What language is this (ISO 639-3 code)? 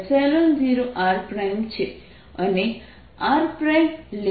guj